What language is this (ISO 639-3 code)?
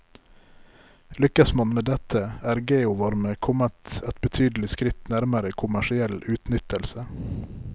nor